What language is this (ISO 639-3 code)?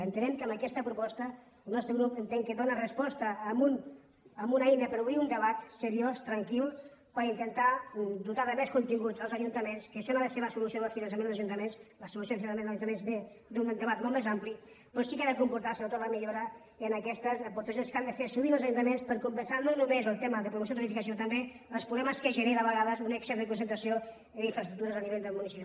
cat